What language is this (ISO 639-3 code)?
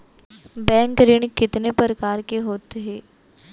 hne